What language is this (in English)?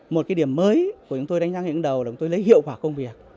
Vietnamese